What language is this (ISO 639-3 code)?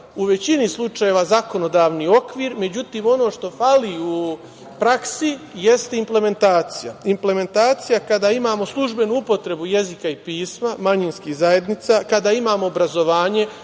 srp